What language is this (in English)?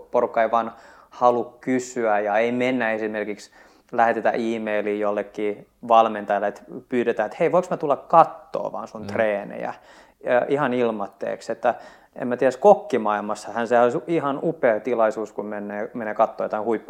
Finnish